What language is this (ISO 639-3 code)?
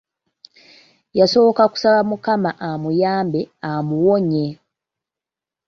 lug